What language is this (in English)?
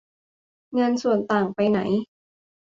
Thai